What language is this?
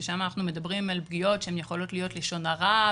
Hebrew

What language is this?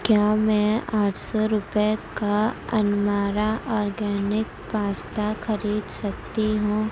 Urdu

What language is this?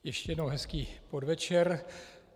Czech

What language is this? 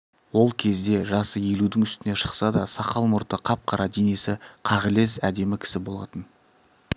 Kazakh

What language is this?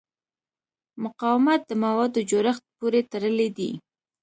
Pashto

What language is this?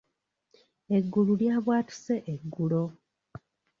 Ganda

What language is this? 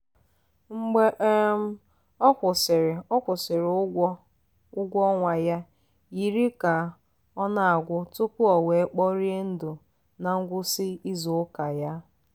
Igbo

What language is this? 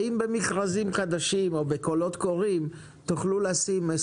Hebrew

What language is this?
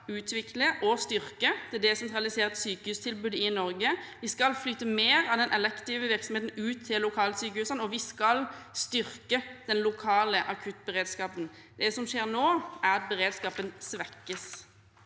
Norwegian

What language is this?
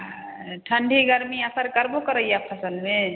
Maithili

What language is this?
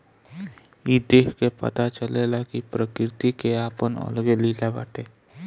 Bhojpuri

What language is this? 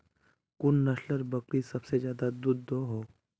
Magahi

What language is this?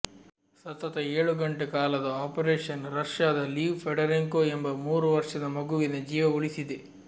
Kannada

